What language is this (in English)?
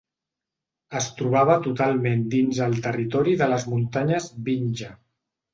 Catalan